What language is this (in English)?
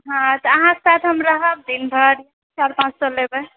Maithili